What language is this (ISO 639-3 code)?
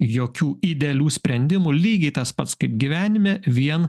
lit